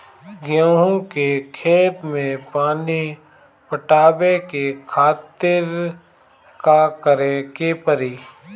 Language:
Bhojpuri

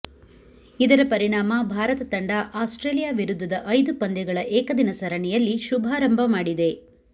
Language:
Kannada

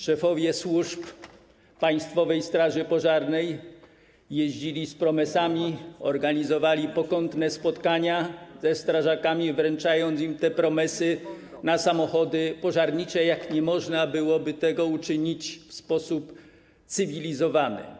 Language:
Polish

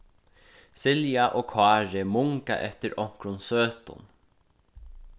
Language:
Faroese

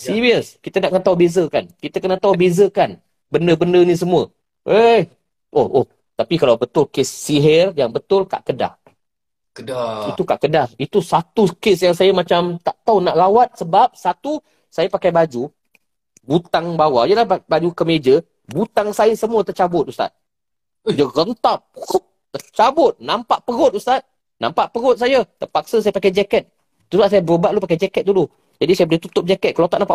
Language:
Malay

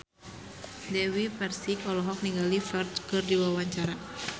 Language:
Sundanese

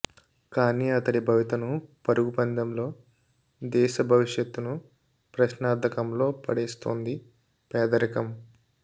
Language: Telugu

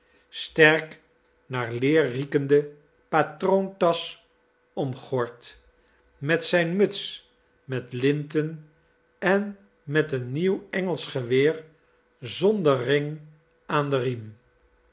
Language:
Dutch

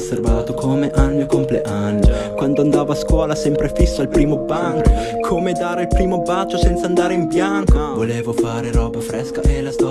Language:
Italian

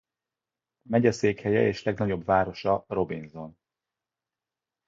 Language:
Hungarian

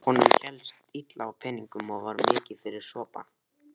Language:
Icelandic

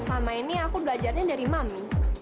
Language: Indonesian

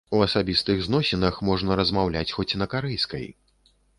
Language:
Belarusian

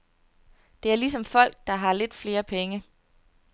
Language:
Danish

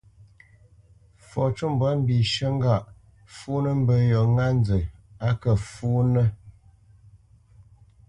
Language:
Bamenyam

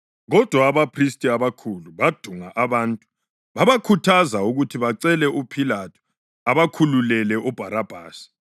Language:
North Ndebele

